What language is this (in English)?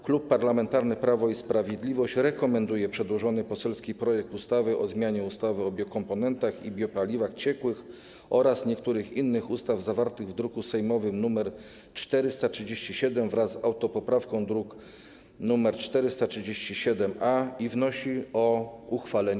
Polish